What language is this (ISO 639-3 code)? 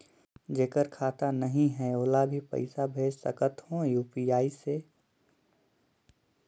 hne